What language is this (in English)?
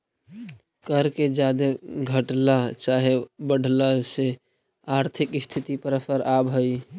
Magahi